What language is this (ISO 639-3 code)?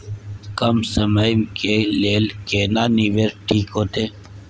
mai